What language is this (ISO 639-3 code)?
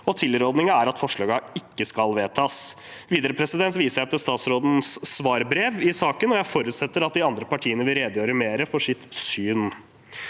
nor